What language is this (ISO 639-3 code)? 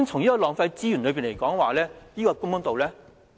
yue